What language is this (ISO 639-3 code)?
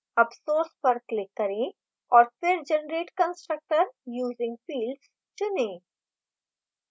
hin